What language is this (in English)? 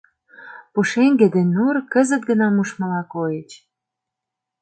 Mari